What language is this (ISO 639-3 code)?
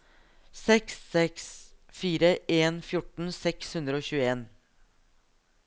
nor